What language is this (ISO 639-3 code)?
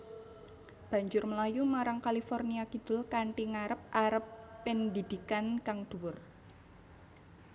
jav